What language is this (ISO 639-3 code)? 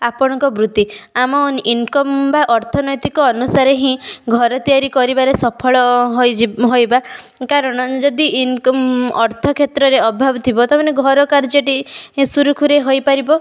ori